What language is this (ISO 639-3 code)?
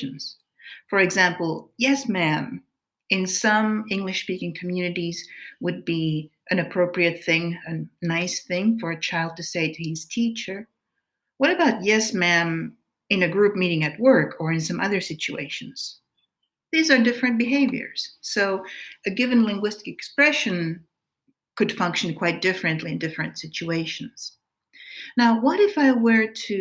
eng